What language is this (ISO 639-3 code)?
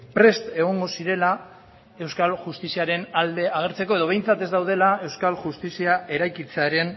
eus